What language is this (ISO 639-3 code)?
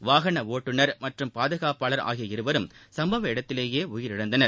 tam